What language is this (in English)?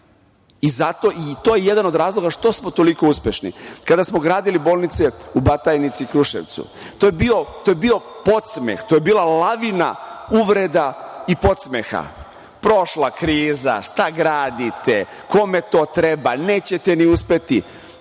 Serbian